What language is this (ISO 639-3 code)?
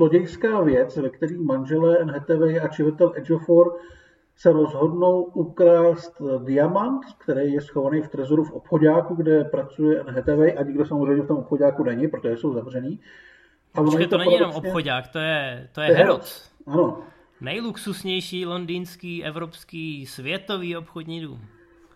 ces